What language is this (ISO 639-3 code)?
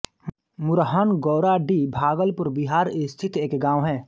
hin